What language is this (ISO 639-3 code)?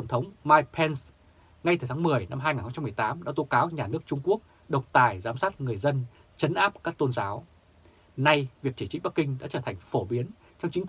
vie